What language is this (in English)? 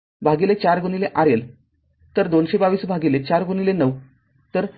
Marathi